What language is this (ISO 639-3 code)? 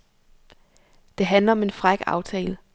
dan